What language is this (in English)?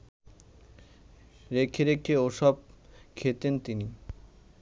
Bangla